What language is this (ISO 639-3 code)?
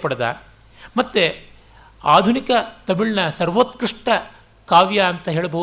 kan